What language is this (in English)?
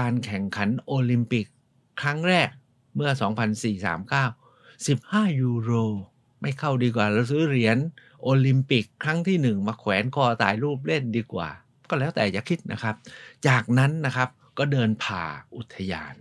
Thai